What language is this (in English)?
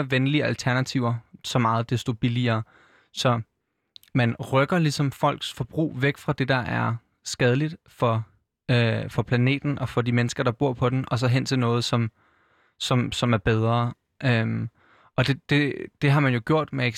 Danish